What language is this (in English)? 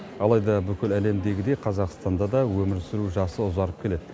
Kazakh